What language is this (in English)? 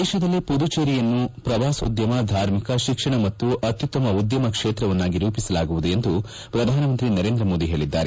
Kannada